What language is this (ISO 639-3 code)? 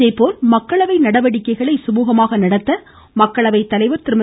tam